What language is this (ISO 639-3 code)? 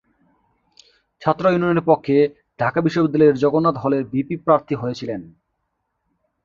ben